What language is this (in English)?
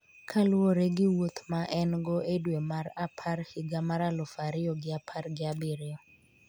Luo (Kenya and Tanzania)